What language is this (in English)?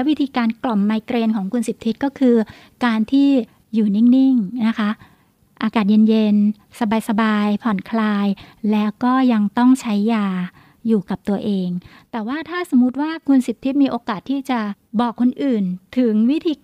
Thai